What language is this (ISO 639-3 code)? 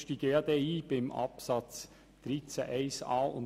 gsw